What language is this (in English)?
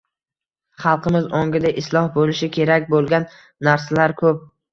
Uzbek